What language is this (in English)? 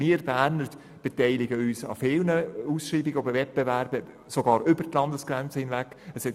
Swiss German